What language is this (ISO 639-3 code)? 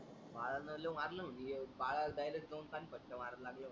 mar